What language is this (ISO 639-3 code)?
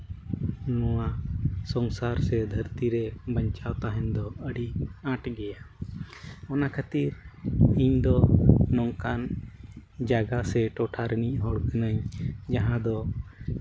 sat